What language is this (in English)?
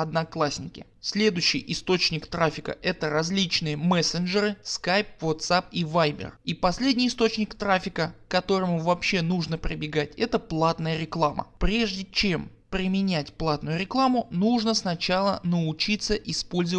Russian